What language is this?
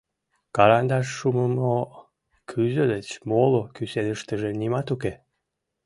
Mari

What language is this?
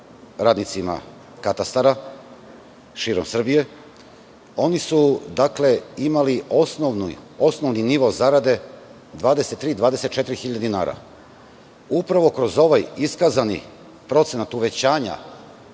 Serbian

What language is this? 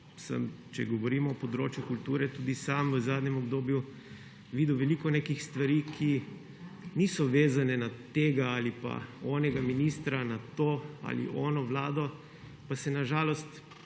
Slovenian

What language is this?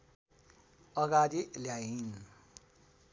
Nepali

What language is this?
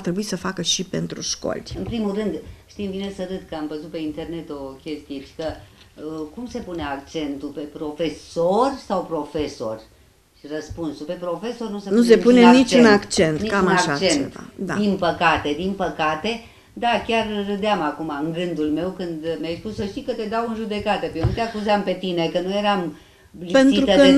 Romanian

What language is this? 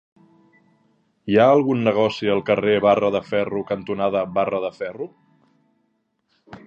Catalan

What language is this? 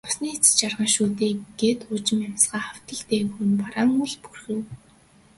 Mongolian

